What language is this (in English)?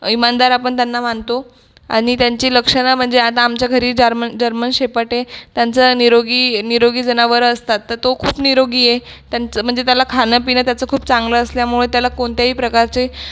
Marathi